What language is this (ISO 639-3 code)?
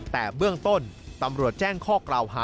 tha